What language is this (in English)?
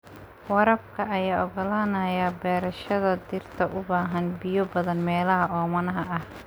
Somali